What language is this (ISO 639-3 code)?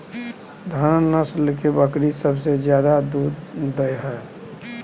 mai